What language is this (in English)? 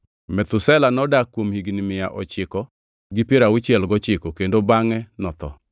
Luo (Kenya and Tanzania)